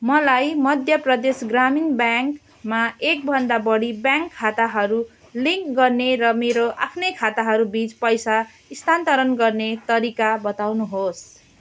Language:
Nepali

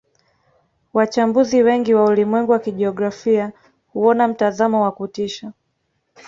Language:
Swahili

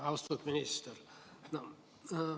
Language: Estonian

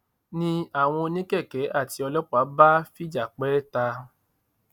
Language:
Yoruba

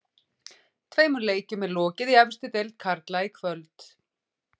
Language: Icelandic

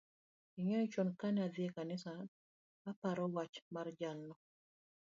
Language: Luo (Kenya and Tanzania)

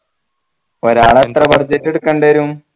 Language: Malayalam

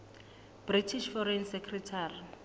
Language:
Southern Sotho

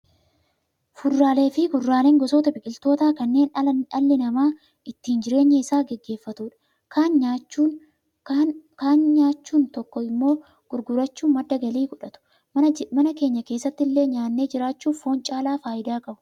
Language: Oromo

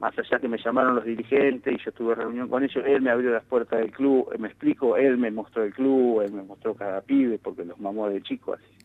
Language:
Spanish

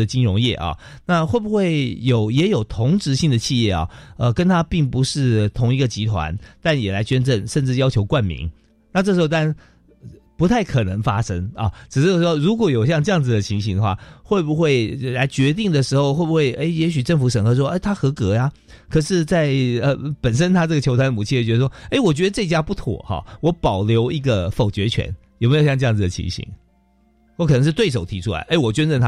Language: Chinese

